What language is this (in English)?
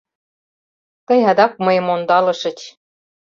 Mari